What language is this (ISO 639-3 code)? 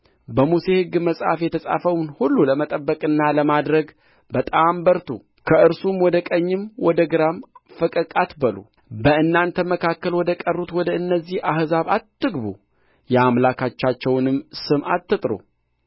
amh